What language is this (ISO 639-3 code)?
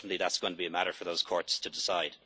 eng